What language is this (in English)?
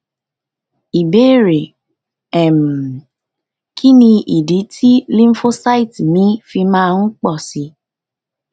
Yoruba